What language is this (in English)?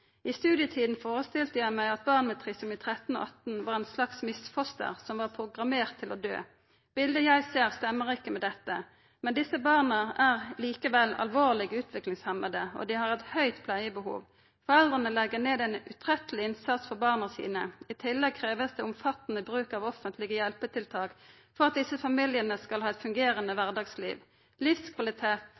Norwegian Nynorsk